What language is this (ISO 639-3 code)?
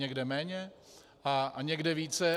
ces